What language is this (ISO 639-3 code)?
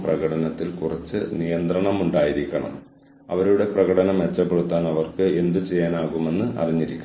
mal